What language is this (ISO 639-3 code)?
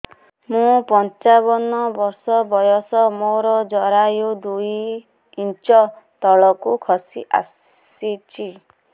ori